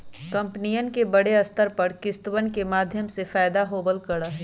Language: Magahi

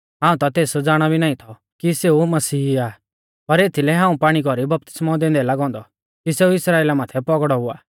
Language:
Mahasu Pahari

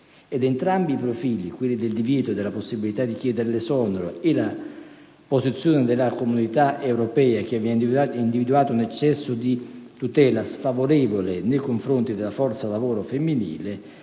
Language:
Italian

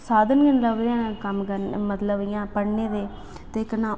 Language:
Dogri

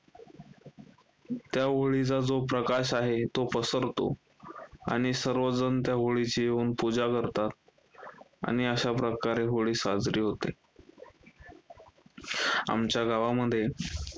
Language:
Marathi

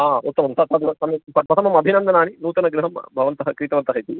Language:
Sanskrit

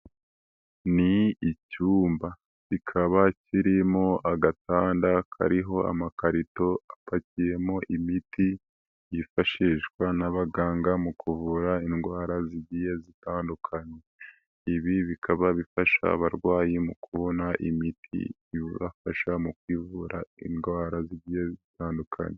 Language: Kinyarwanda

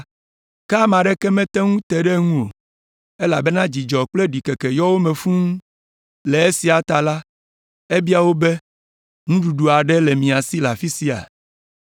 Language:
Ewe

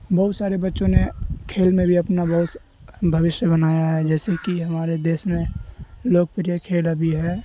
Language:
Urdu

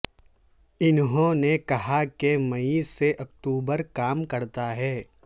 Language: Urdu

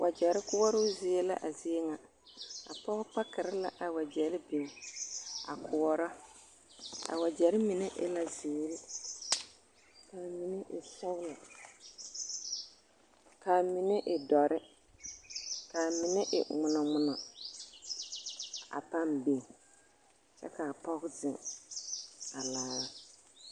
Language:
Southern Dagaare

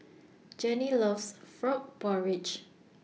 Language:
English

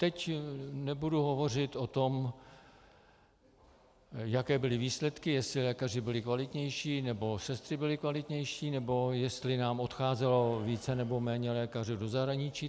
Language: Czech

